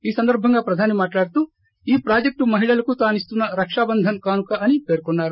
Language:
Telugu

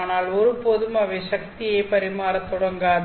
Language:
Tamil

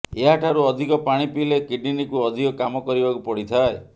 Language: Odia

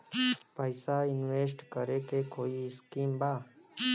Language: Bhojpuri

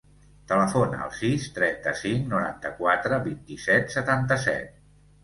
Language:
Catalan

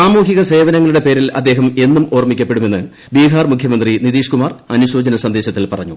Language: Malayalam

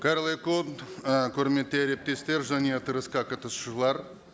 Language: Kazakh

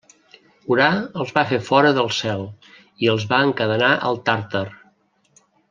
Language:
Catalan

